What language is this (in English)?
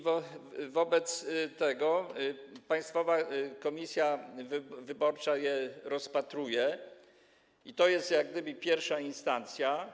Polish